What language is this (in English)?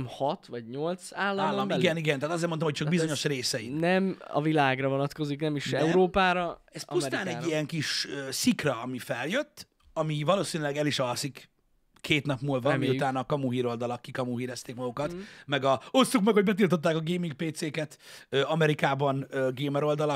Hungarian